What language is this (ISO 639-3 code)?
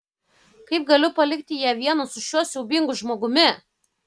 lit